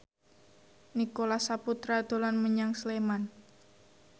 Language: Javanese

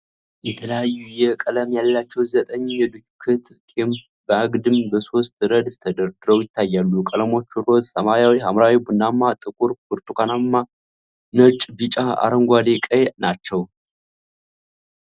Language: Amharic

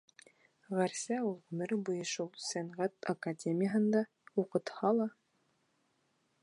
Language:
Bashkir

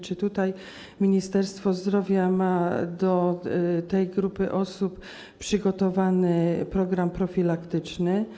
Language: Polish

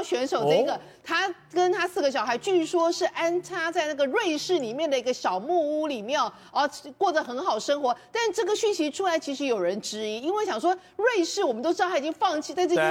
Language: Chinese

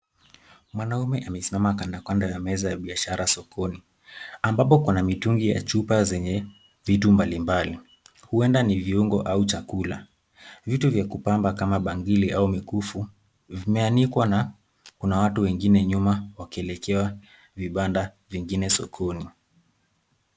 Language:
Swahili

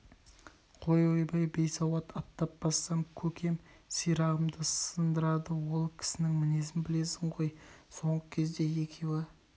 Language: Kazakh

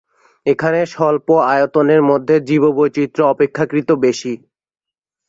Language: Bangla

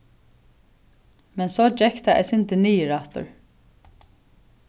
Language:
Faroese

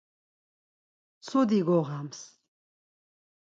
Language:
Laz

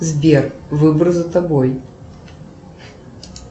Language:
Russian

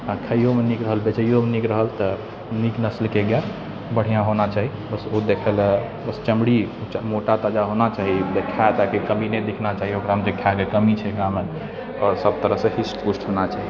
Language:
Maithili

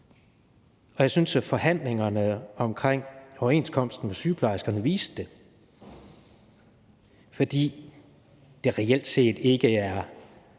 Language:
Danish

